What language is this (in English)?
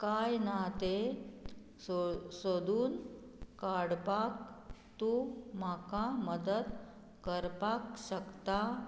Konkani